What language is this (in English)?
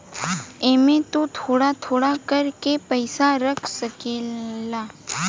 Bhojpuri